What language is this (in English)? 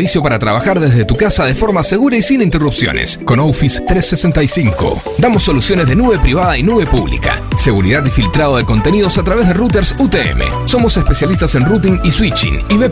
Spanish